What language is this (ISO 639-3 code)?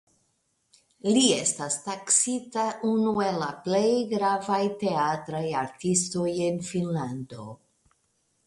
epo